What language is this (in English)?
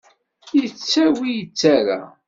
Kabyle